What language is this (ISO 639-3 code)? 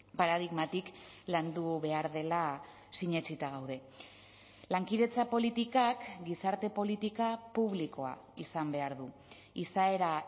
eus